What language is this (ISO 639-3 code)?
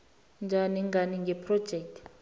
nbl